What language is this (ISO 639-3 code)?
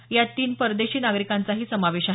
mar